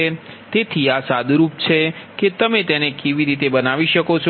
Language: Gujarati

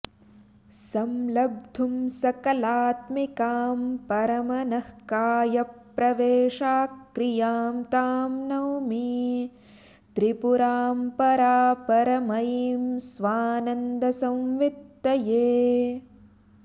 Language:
Sanskrit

